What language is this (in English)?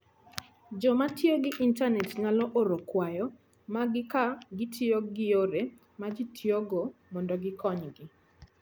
Luo (Kenya and Tanzania)